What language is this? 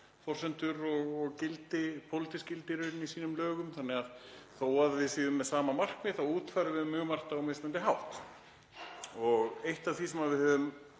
Icelandic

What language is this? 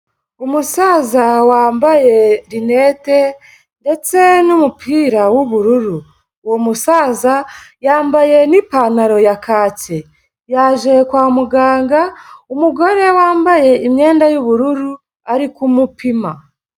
Kinyarwanda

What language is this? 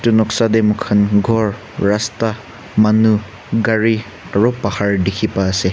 Naga Pidgin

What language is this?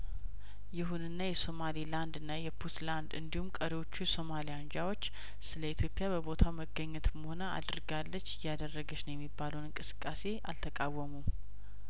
Amharic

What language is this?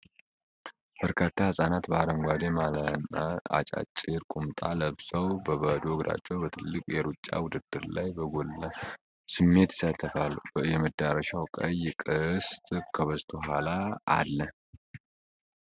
Amharic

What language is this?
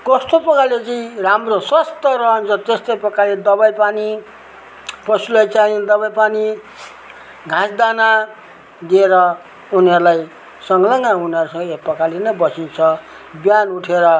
Nepali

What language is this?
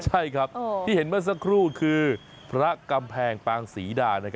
Thai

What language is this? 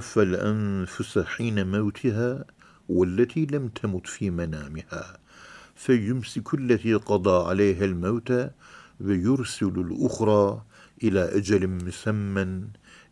Turkish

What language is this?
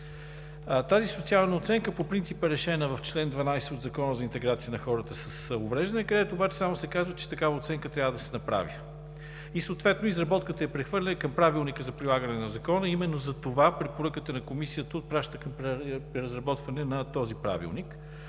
Bulgarian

